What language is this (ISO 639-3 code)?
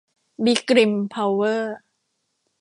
tha